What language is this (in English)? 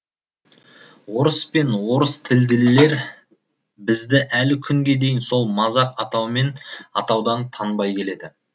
Kazakh